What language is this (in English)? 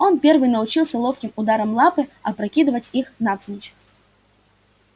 Russian